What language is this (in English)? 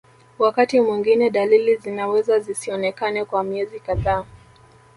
Swahili